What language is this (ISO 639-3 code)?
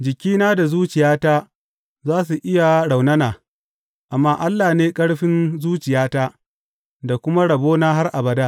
hau